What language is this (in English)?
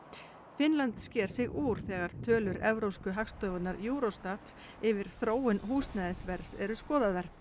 Icelandic